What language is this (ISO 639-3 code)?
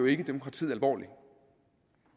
dan